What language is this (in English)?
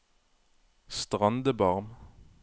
Norwegian